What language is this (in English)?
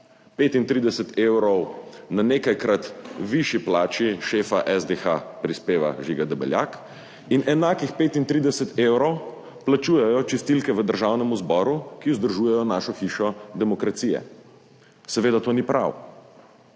Slovenian